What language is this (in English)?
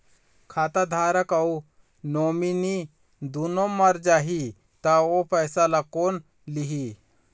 Chhattisgarhi